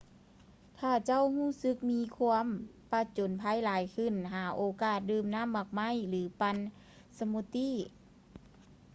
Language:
Lao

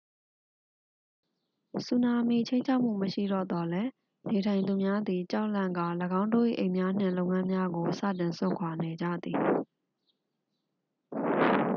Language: Burmese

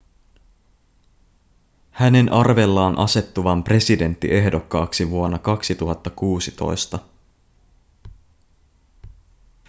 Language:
Finnish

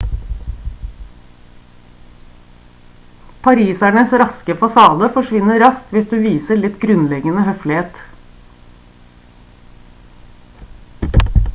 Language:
Norwegian Bokmål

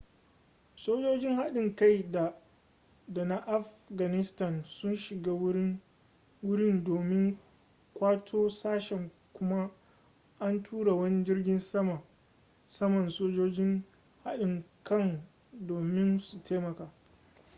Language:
Hausa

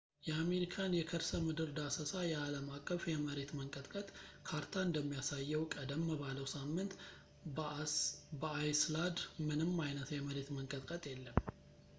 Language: Amharic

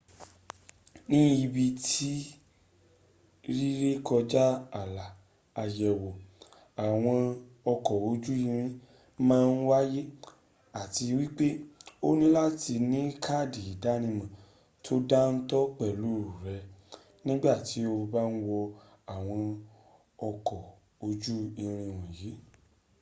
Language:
Yoruba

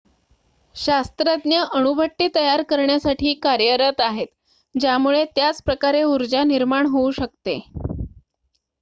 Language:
Marathi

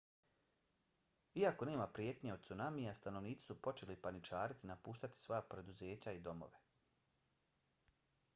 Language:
Bosnian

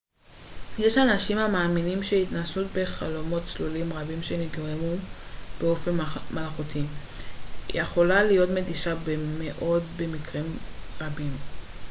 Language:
Hebrew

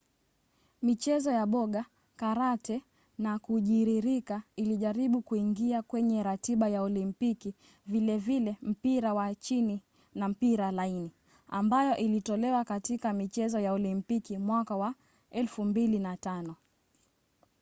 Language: Swahili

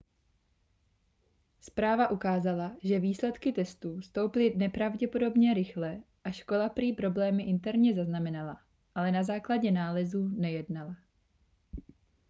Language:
Czech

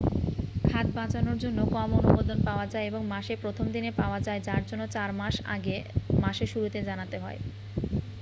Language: Bangla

